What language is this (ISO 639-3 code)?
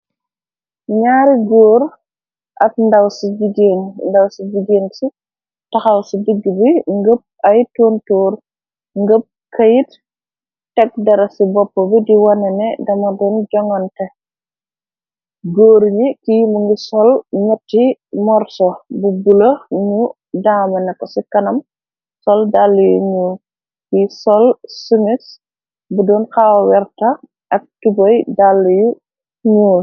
wol